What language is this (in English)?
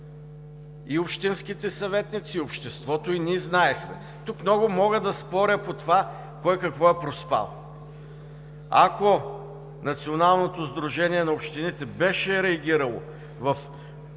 Bulgarian